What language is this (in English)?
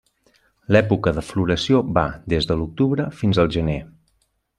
Catalan